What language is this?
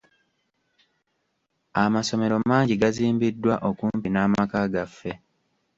Ganda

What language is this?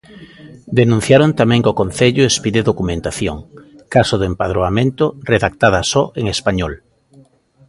Galician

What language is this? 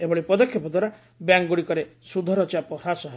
Odia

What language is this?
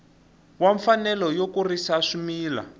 Tsonga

